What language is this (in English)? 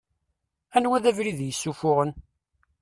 Kabyle